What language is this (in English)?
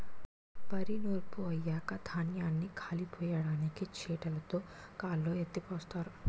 Telugu